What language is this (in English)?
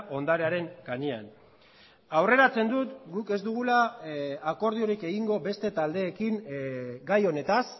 Basque